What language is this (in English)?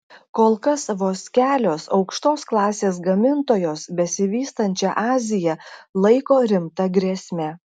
Lithuanian